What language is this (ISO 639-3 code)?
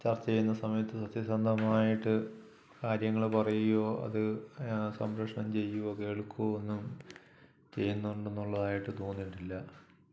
mal